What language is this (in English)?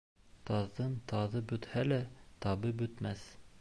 Bashkir